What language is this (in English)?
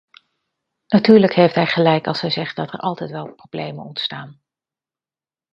Dutch